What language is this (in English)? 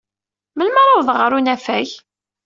Kabyle